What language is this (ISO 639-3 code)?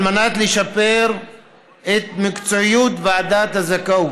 heb